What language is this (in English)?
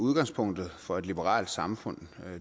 Danish